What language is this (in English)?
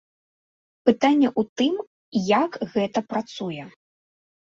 Belarusian